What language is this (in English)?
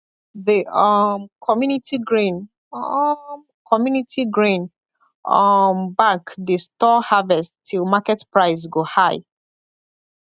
Nigerian Pidgin